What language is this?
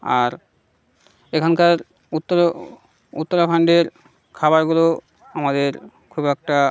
Bangla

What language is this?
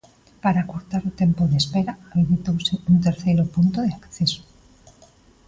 Galician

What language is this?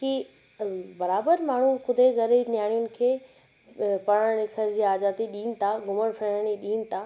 Sindhi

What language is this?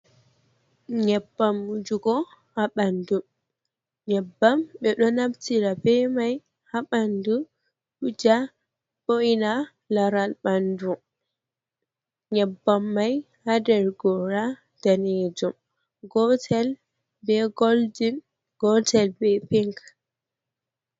Fula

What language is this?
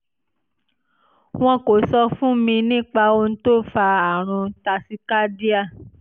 Yoruba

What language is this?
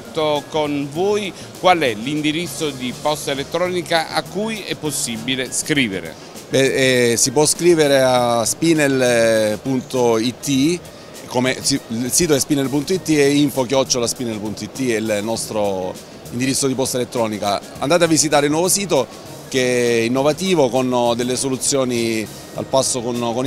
Italian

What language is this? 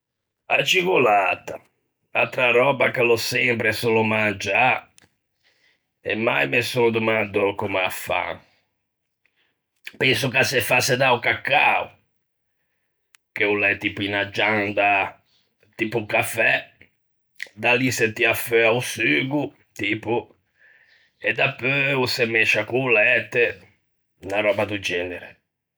Ligurian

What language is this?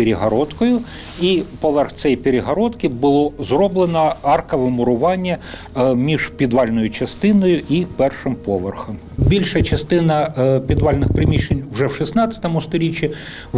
Ukrainian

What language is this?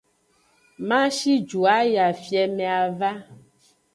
Aja (Benin)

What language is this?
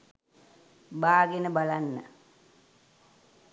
Sinhala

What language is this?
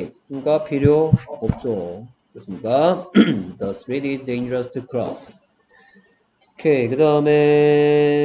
Korean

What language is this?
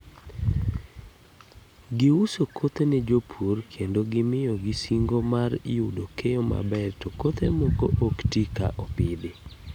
Luo (Kenya and Tanzania)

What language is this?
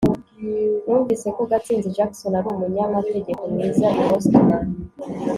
Kinyarwanda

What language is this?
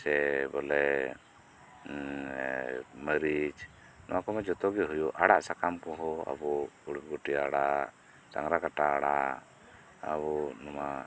Santali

